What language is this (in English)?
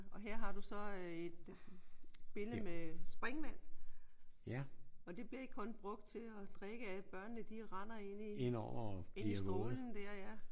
Danish